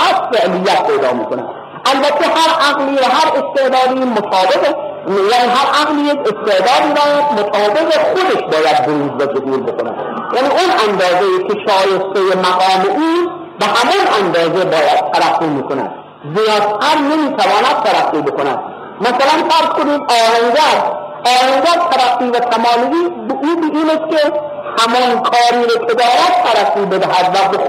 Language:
Persian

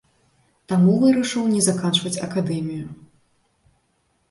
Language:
Belarusian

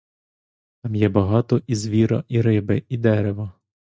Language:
Ukrainian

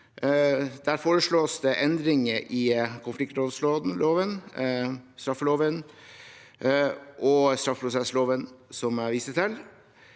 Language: Norwegian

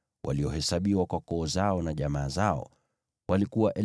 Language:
Swahili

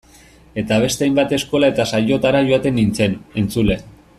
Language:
Basque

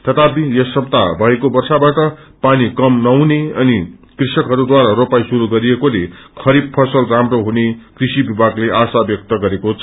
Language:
Nepali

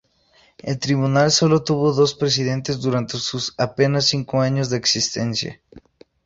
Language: Spanish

